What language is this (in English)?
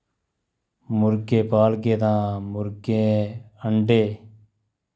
Dogri